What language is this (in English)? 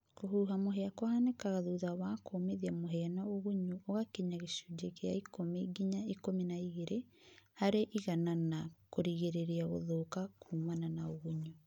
Kikuyu